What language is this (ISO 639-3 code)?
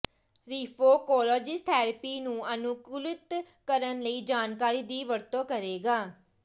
pan